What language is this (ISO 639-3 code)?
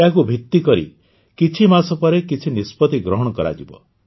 ori